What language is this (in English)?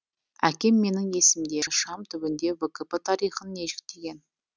Kazakh